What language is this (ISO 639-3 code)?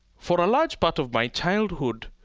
eng